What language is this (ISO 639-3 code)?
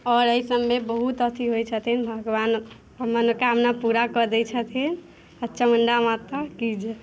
mai